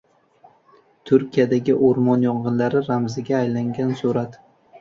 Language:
Uzbek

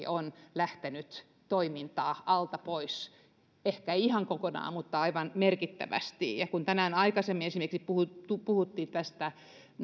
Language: Finnish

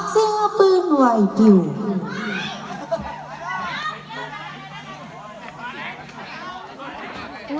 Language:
Thai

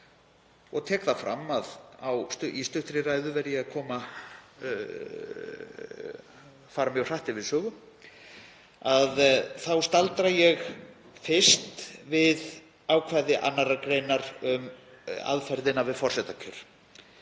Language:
Icelandic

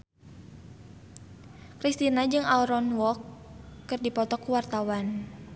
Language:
Sundanese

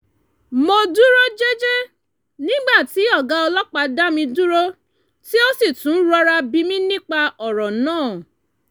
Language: Yoruba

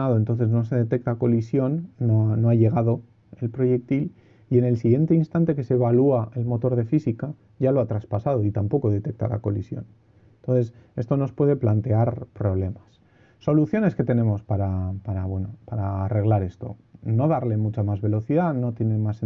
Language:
Spanish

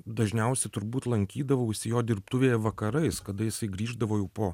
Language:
Lithuanian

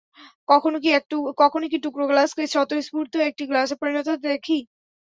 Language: Bangla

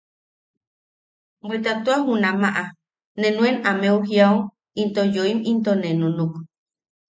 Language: Yaqui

